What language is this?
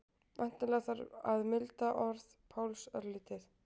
Icelandic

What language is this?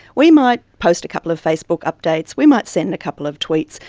English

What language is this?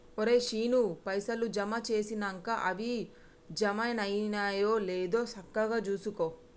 Telugu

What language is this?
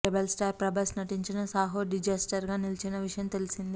Telugu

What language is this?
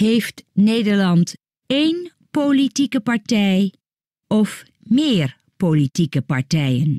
Dutch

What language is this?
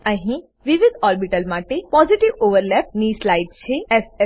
Gujarati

